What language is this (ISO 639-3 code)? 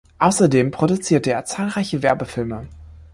deu